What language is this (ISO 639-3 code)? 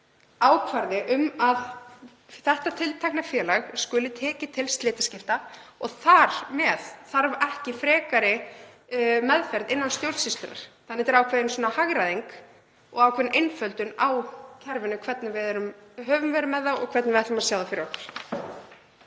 isl